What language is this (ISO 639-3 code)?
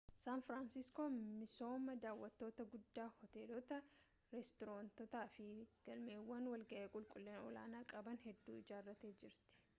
orm